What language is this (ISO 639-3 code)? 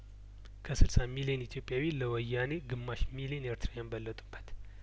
amh